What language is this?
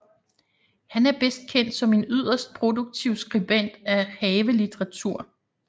Danish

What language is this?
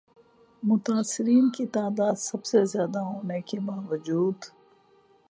Urdu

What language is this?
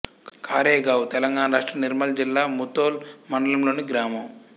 Telugu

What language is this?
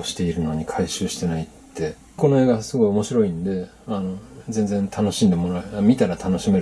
Japanese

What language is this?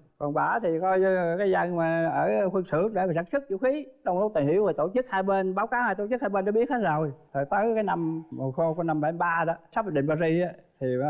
Vietnamese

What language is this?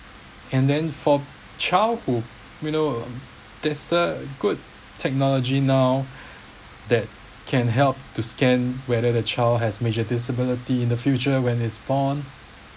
English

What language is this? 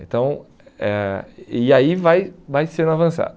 Portuguese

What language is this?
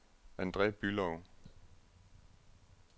Danish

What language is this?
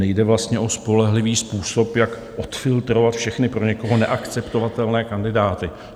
Czech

